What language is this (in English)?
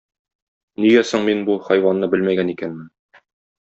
Tatar